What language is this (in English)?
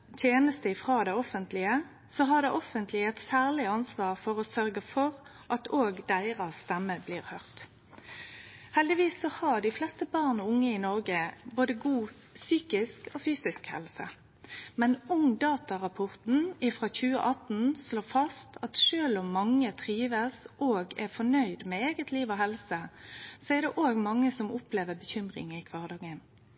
Norwegian Nynorsk